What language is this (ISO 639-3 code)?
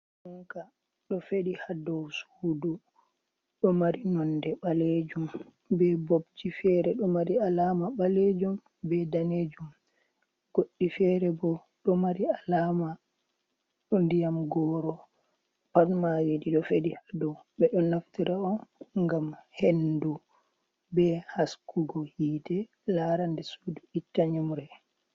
ful